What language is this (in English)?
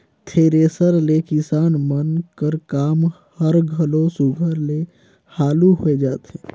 Chhattisgarhi